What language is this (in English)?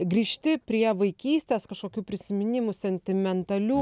Lithuanian